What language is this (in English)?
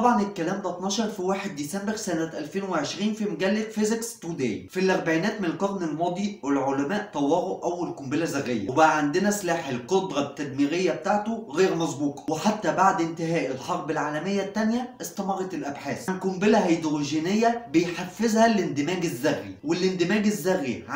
Arabic